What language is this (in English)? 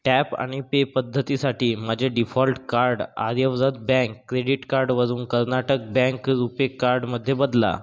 Marathi